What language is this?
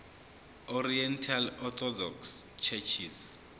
Zulu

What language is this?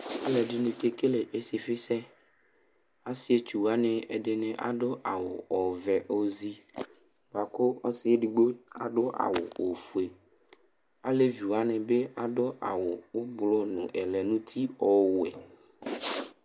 Ikposo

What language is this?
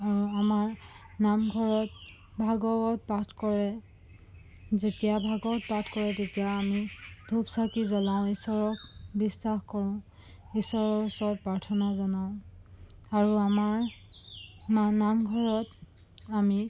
Assamese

